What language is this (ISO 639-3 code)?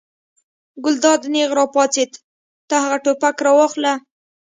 pus